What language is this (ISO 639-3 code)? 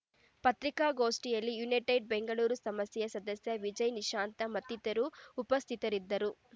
kan